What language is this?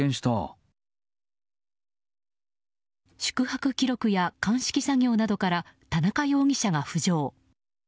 Japanese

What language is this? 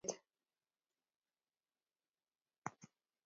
Kalenjin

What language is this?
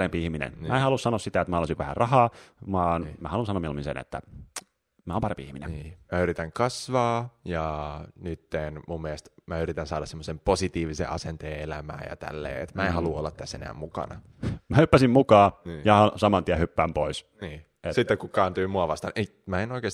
Finnish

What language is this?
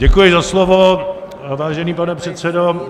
Czech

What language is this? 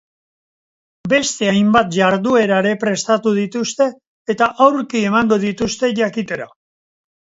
Basque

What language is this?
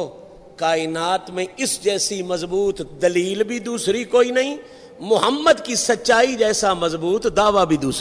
Urdu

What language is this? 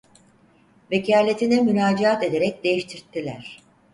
Turkish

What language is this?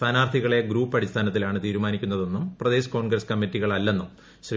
Malayalam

